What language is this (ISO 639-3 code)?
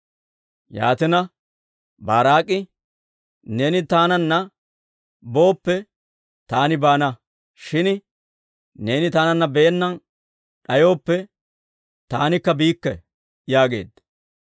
dwr